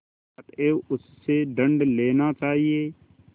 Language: Hindi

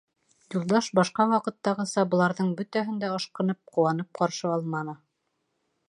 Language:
Bashkir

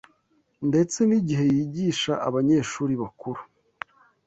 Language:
Kinyarwanda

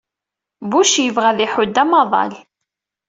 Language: Kabyle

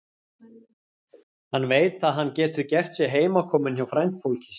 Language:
Icelandic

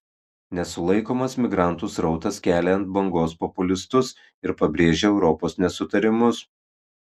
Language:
Lithuanian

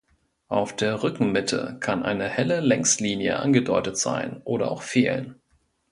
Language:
German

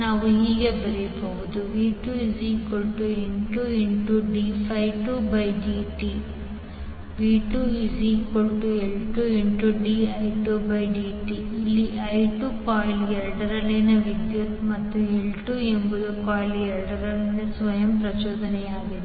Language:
Kannada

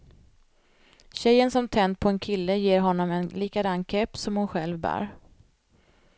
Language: Swedish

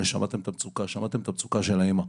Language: Hebrew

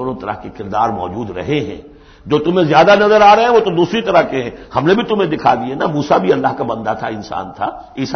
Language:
Urdu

